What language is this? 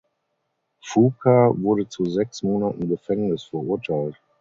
German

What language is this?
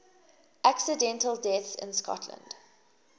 English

